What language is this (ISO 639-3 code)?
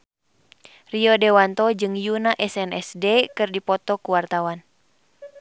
sun